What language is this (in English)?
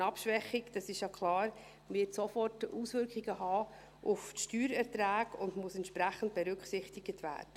Swiss German